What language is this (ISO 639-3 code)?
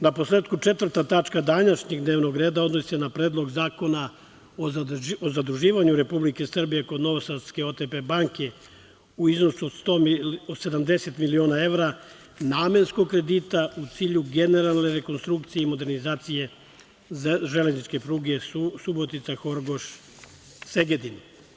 srp